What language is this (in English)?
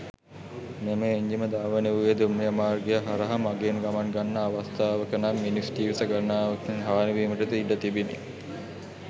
Sinhala